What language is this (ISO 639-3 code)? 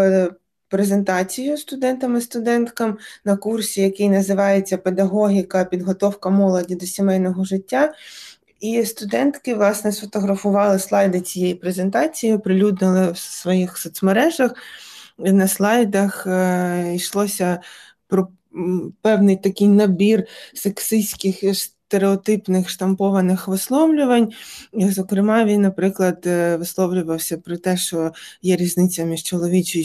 ukr